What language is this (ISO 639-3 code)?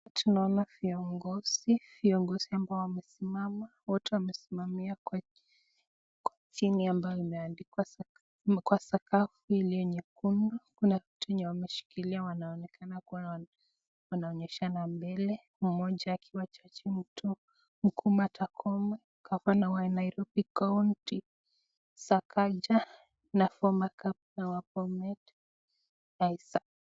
swa